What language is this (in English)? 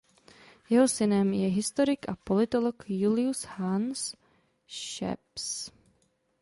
Czech